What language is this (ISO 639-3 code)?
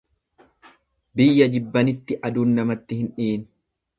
orm